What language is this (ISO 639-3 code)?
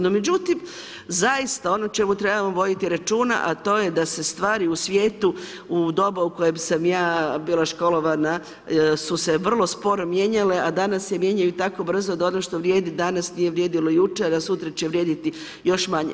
hrv